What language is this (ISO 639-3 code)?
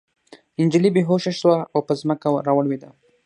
pus